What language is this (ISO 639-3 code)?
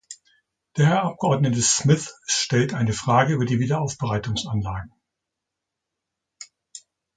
deu